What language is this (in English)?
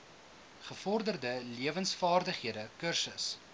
Afrikaans